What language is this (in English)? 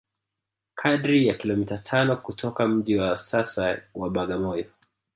Swahili